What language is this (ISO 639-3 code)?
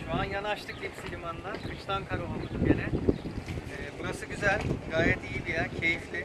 tur